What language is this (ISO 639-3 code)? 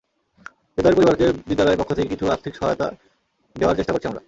ben